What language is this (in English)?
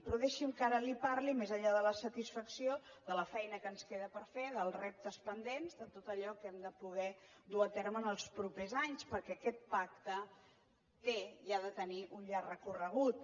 Catalan